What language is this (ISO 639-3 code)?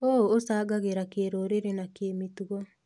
kik